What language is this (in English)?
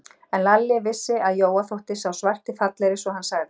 Icelandic